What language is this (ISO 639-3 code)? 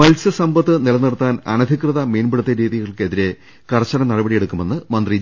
mal